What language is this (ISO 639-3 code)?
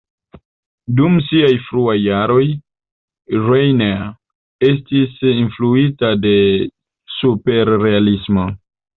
epo